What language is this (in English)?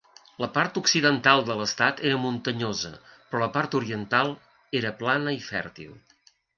Catalan